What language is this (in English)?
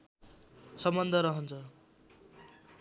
Nepali